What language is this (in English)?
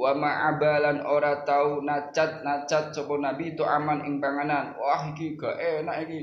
Indonesian